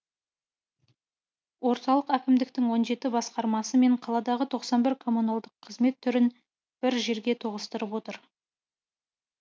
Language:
Kazakh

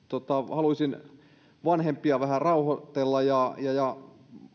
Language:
Finnish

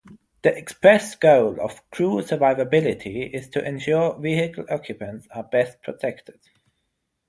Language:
English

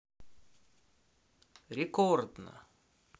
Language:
Russian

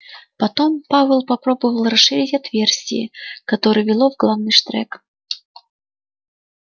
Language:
Russian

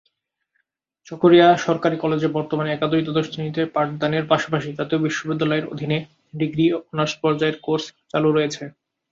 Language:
Bangla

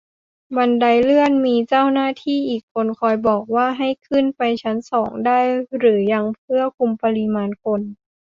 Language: Thai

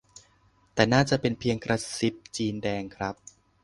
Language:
Thai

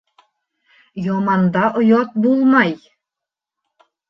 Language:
Bashkir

